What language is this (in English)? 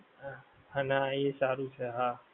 Gujarati